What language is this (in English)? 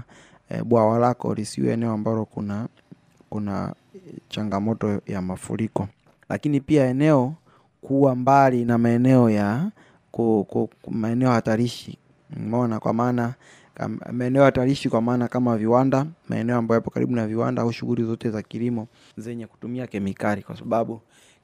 Swahili